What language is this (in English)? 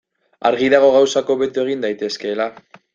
Basque